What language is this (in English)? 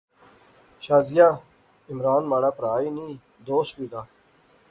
Pahari-Potwari